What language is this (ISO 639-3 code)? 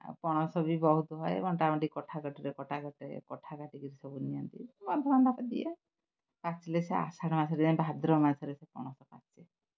ori